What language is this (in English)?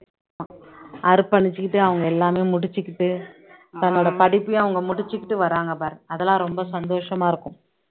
Tamil